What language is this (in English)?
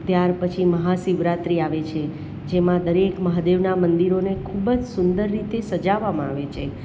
Gujarati